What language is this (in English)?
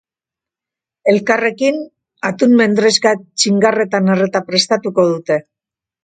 Basque